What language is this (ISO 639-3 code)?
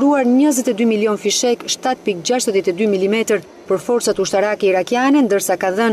ron